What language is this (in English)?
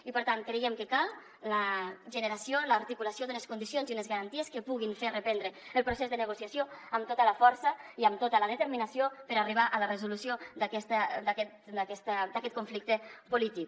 Catalan